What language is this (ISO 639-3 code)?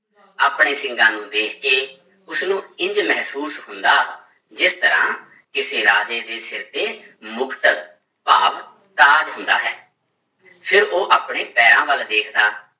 pan